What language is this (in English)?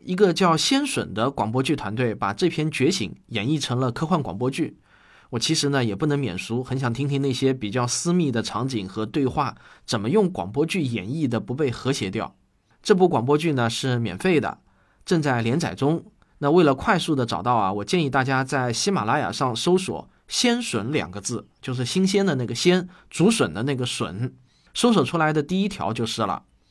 Chinese